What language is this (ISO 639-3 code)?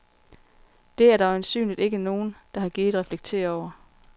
dan